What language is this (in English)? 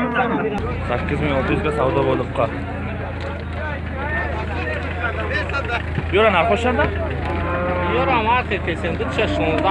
Turkish